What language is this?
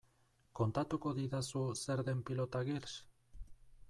Basque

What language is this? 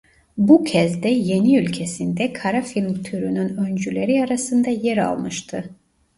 Turkish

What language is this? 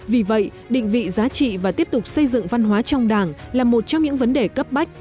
Vietnamese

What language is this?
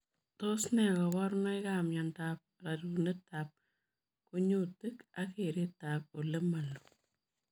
Kalenjin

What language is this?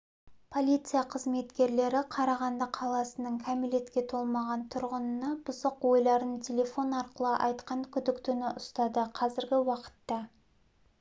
Kazakh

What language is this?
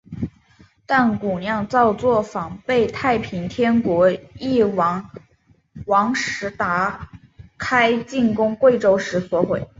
Chinese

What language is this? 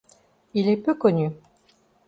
French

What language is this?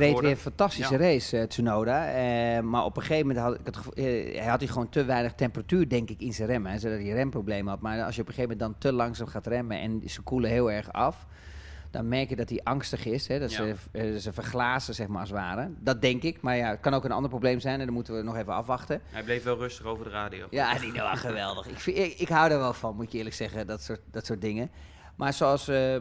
Dutch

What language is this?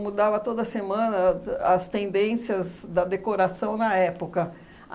Portuguese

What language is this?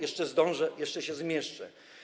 Polish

